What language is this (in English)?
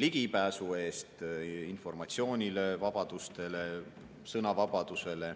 Estonian